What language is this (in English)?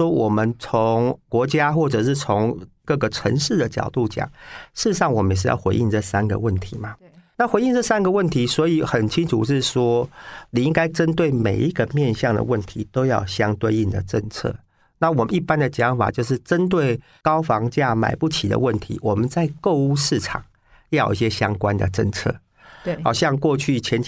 Chinese